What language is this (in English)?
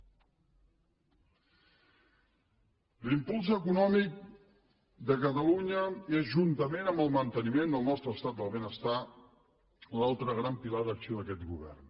Catalan